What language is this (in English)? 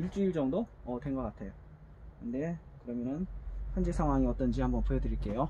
Korean